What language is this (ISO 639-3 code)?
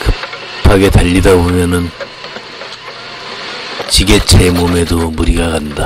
kor